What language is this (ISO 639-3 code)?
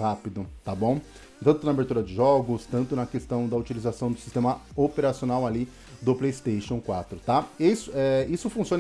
por